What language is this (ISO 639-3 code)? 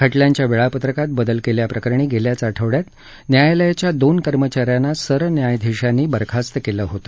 mar